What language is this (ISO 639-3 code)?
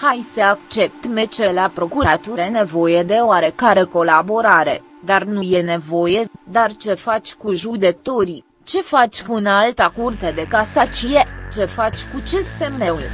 ron